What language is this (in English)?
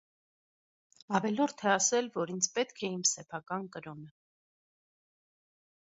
Armenian